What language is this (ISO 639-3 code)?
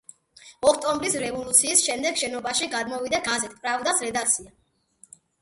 kat